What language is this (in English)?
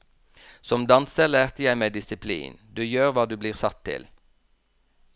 Norwegian